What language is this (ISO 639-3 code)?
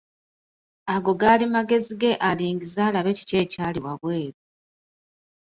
lug